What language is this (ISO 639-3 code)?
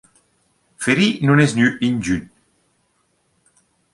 roh